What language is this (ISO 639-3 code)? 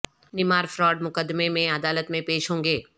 urd